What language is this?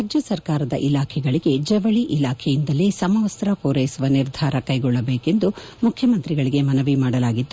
Kannada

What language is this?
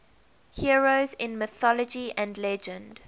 English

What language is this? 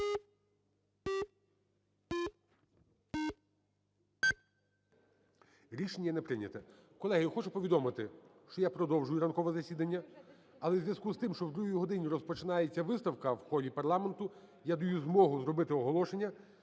Ukrainian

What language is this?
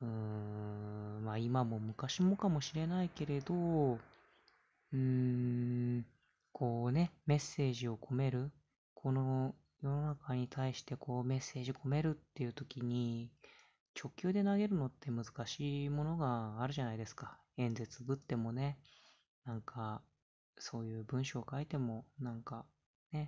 Japanese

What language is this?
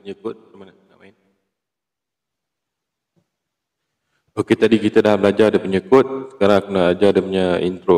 Malay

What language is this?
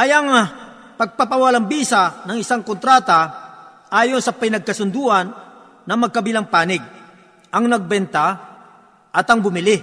Filipino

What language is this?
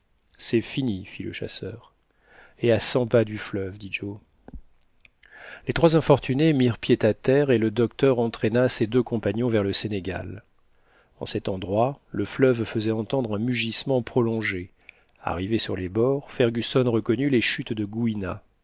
French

